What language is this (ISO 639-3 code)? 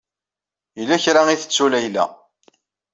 kab